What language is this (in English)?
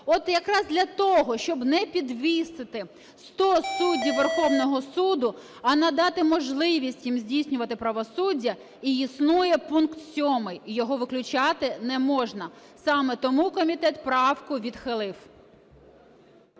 Ukrainian